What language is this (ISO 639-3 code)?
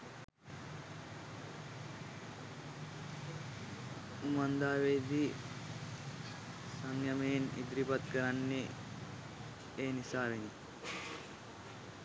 sin